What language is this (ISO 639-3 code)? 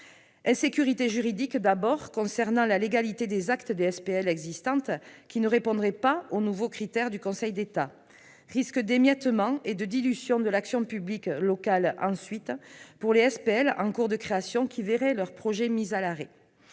fra